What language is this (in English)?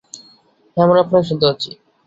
Bangla